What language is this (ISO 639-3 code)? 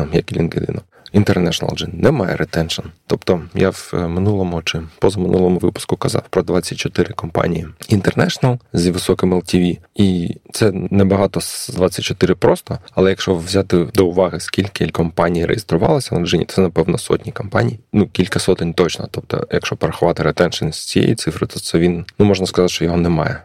ukr